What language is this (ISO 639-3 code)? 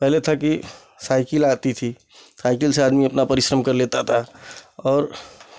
hin